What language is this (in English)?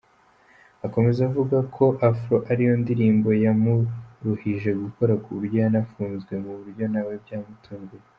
Kinyarwanda